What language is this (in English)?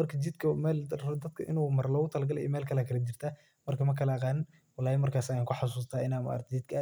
Somali